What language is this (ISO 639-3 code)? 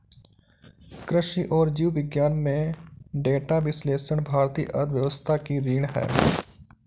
hin